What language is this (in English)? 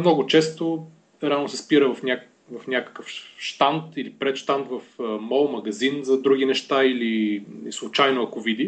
Bulgarian